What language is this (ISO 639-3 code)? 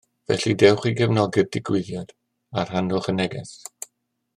cym